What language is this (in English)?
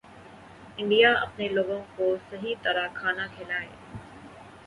Urdu